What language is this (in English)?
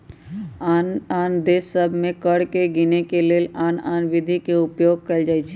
Magahi